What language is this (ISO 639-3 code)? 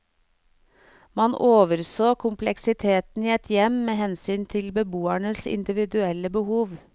nor